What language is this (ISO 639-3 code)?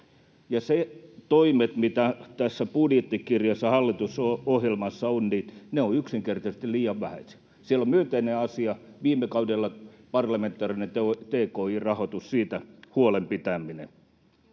fin